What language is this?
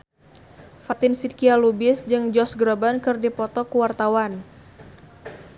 Sundanese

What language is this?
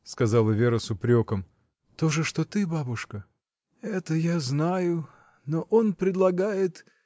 Russian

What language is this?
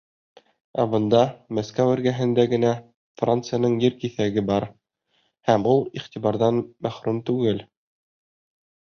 Bashkir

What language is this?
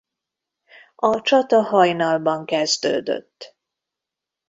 Hungarian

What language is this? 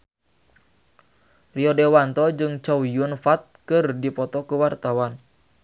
Sundanese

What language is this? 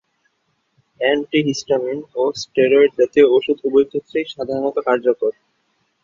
Bangla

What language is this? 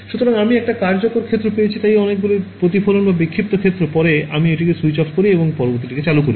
Bangla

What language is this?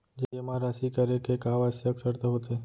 Chhattisgarhi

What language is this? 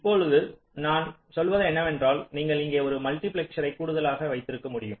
Tamil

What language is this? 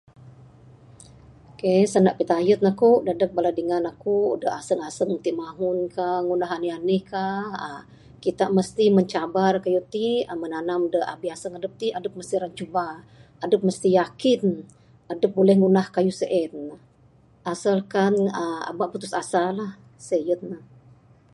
Bukar-Sadung Bidayuh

